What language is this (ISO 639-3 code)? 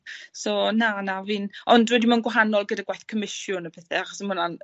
cym